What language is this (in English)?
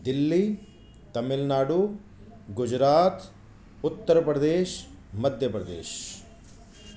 Sindhi